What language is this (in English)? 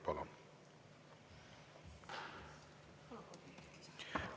Estonian